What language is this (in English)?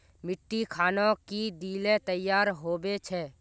Magahi